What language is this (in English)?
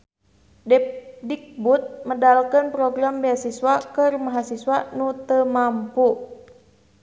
Sundanese